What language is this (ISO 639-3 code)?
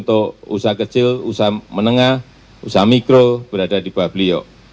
ind